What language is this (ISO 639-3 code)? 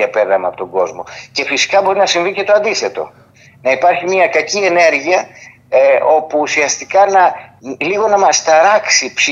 ell